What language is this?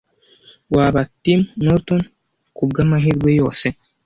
Kinyarwanda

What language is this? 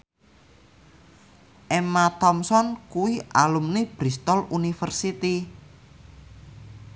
Javanese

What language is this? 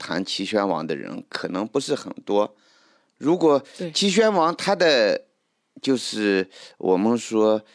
Chinese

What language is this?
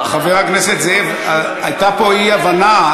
Hebrew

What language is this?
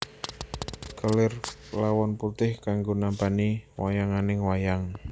Javanese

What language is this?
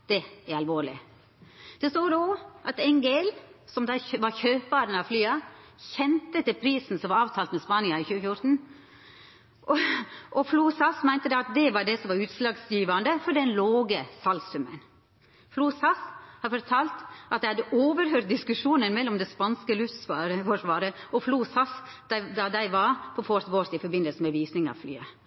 Norwegian Nynorsk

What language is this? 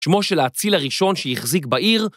Hebrew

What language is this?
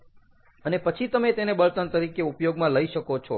Gujarati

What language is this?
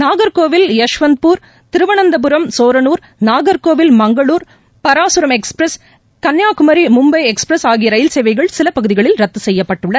Tamil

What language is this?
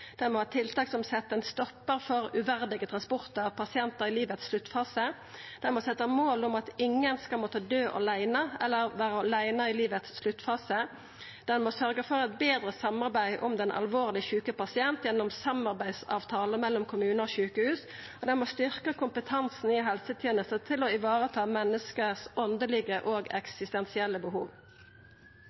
Norwegian Nynorsk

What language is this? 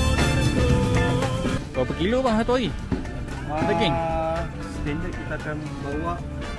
Malay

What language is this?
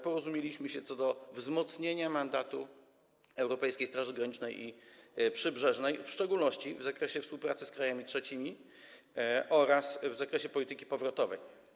Polish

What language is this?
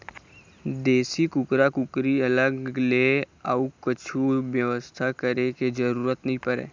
Chhattisgarhi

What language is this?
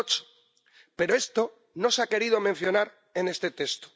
Spanish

